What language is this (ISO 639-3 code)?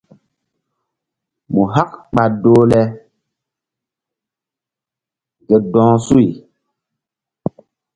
mdd